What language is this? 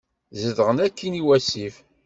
Kabyle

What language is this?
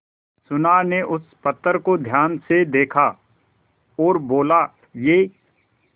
Hindi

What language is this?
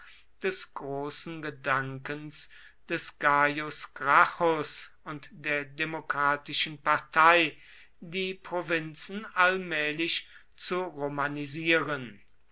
German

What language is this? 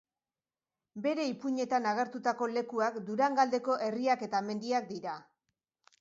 Basque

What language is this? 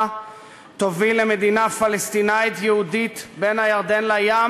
Hebrew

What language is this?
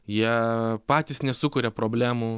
Lithuanian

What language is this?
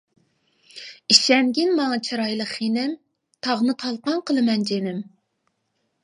Uyghur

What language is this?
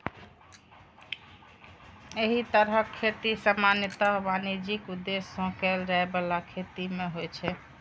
Maithili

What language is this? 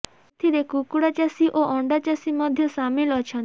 Odia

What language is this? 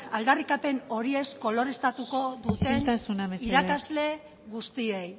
Basque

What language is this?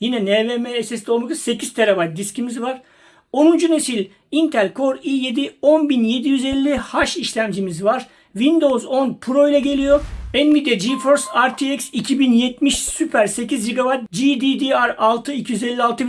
Turkish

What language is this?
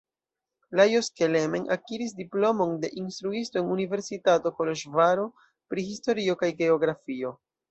Esperanto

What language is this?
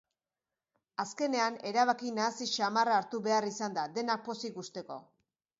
Basque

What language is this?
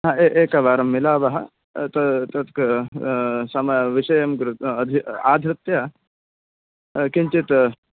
Sanskrit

